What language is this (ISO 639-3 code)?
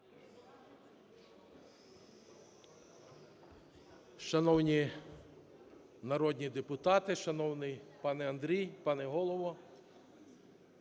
ukr